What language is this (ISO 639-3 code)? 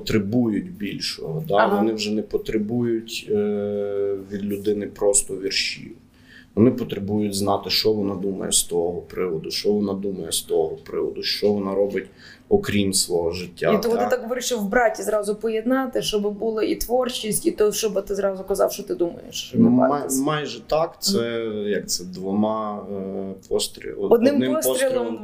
ukr